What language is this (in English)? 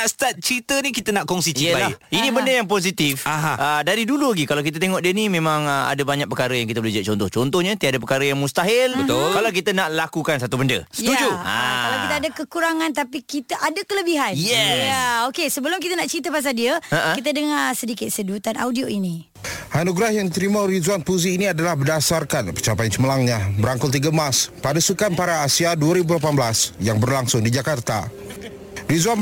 Malay